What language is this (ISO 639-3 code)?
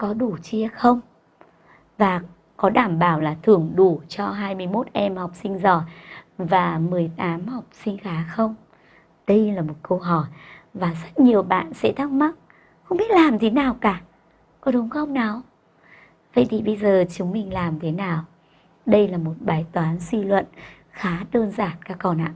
vie